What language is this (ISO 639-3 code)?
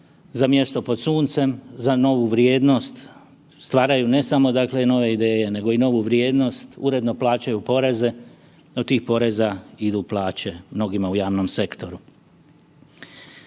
hrv